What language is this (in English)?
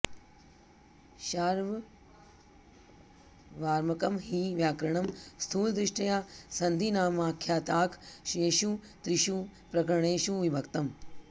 Sanskrit